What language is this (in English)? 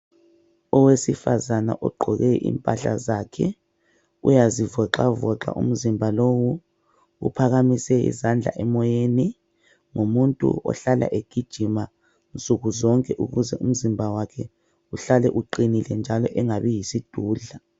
North Ndebele